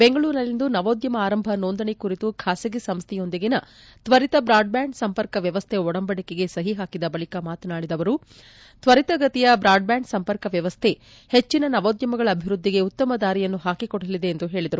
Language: Kannada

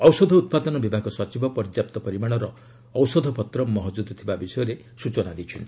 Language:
Odia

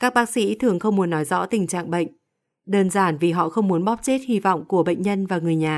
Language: Vietnamese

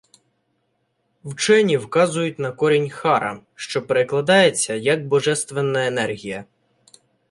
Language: Ukrainian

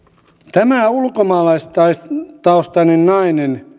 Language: Finnish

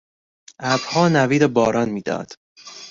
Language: Persian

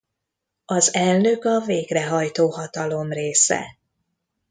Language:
Hungarian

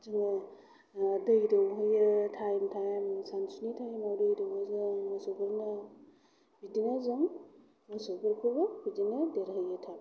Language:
Bodo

